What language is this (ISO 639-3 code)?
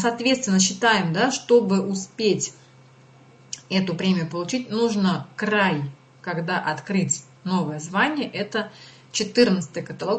rus